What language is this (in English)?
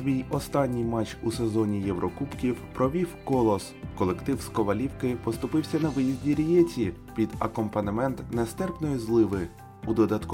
Ukrainian